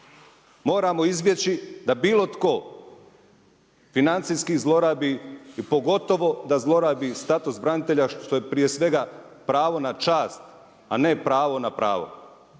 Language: Croatian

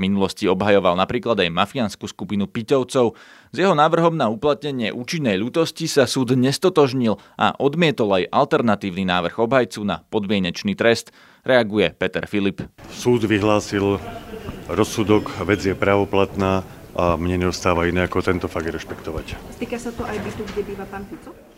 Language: Slovak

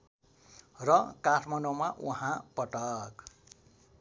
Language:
Nepali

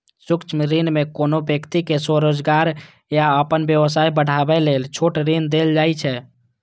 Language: Maithili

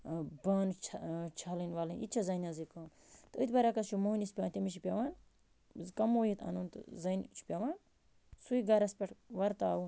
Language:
Kashmiri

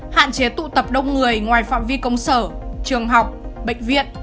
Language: Vietnamese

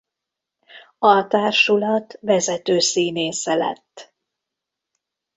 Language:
Hungarian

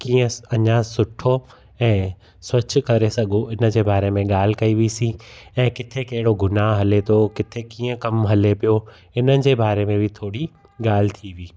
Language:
Sindhi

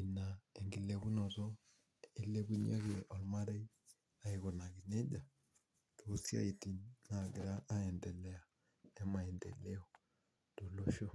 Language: Masai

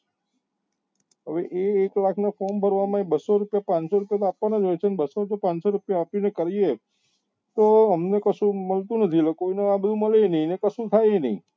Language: Gujarati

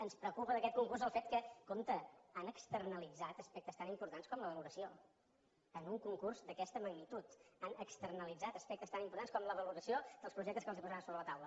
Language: Catalan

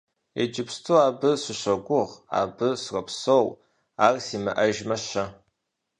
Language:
Kabardian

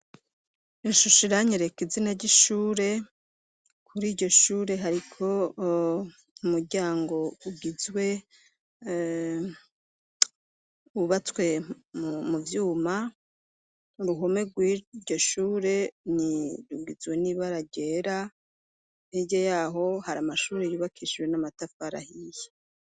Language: Rundi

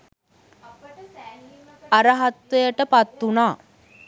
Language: Sinhala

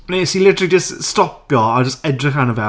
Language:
Welsh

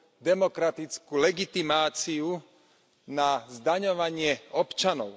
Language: Slovak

